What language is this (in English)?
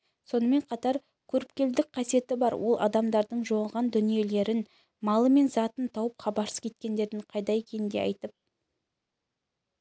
Kazakh